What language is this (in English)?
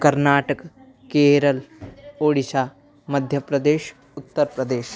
Sanskrit